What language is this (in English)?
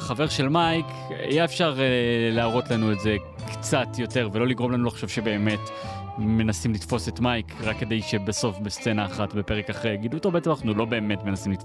Hebrew